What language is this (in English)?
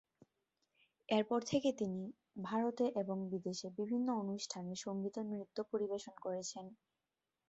Bangla